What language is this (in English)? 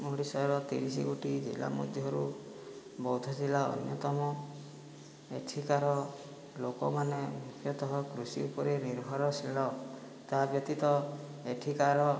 Odia